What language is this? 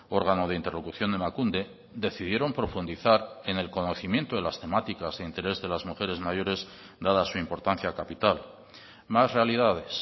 Spanish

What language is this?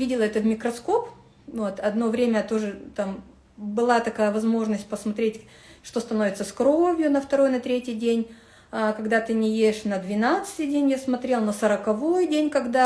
Russian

